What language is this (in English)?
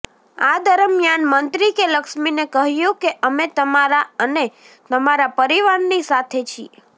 Gujarati